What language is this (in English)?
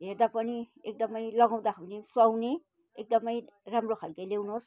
Nepali